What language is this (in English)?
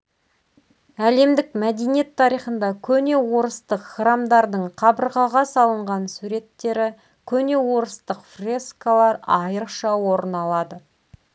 Kazakh